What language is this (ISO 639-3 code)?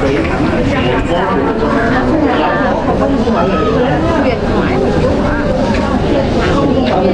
vie